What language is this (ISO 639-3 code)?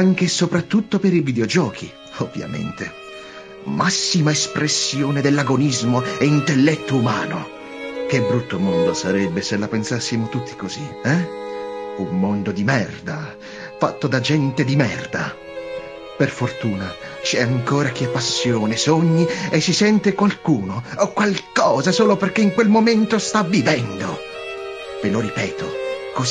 ita